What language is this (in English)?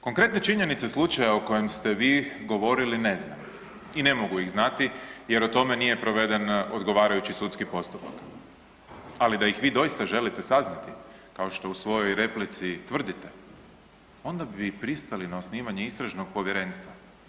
Croatian